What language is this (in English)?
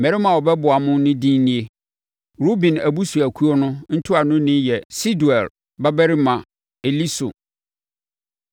Akan